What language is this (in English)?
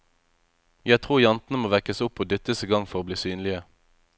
Norwegian